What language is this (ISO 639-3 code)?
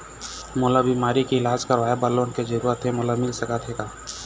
hne